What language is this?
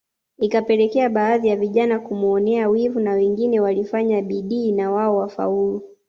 Swahili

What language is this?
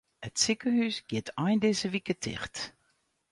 Western Frisian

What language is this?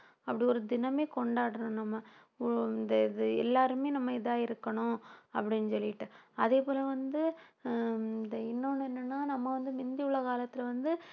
Tamil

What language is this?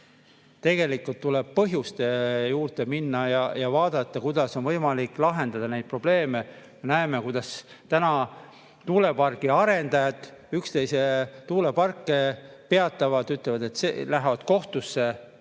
Estonian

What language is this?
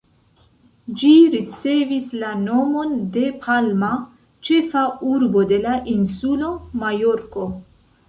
Esperanto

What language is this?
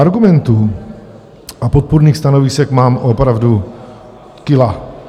Czech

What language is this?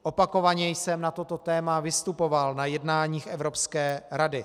Czech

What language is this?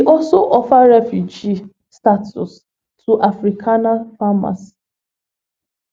Nigerian Pidgin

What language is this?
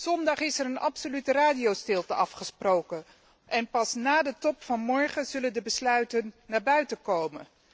Dutch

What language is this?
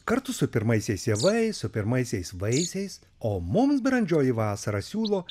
Lithuanian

